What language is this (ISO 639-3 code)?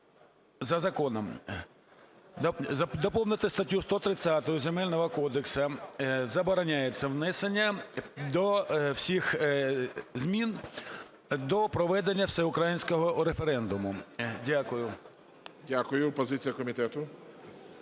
ukr